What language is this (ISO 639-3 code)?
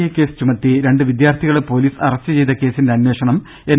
mal